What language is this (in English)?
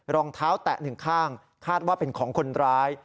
Thai